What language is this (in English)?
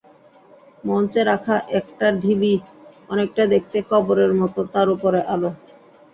Bangla